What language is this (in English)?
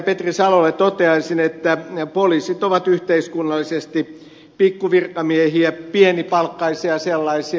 Finnish